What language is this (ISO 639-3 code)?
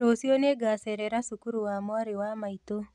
kik